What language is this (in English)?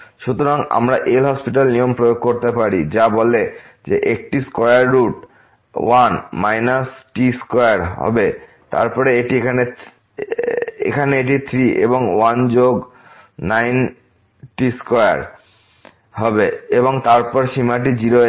Bangla